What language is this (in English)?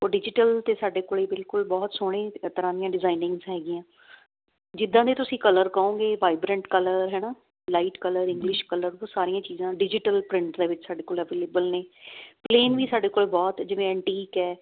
Punjabi